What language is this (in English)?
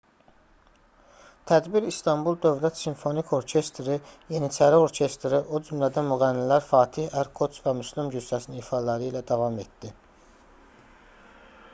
Azerbaijani